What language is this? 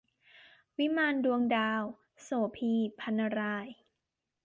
Thai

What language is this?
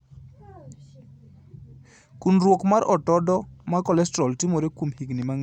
Luo (Kenya and Tanzania)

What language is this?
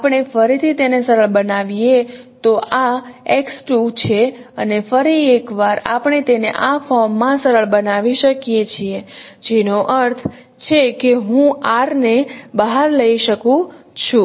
Gujarati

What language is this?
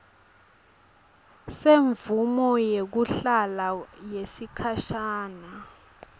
Swati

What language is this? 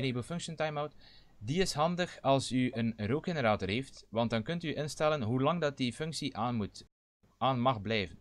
Dutch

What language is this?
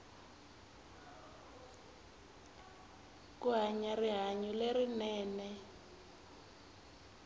Tsonga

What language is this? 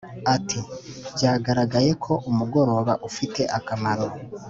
Kinyarwanda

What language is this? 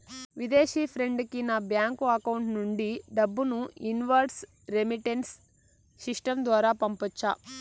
Telugu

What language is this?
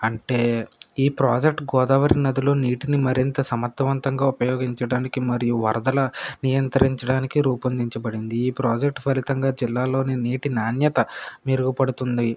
Telugu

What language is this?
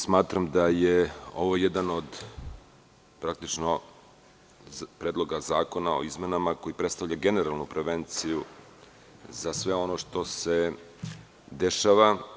Serbian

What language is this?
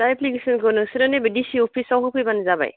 Bodo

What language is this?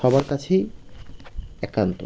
Bangla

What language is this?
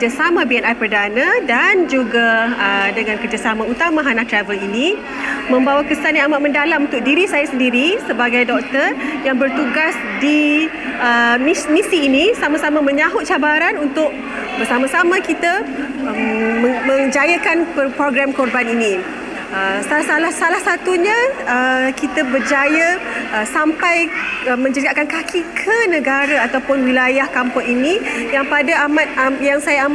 Malay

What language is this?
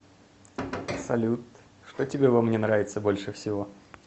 Russian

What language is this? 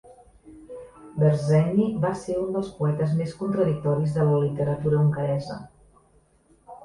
Catalan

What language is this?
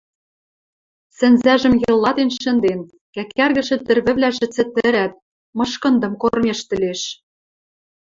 Western Mari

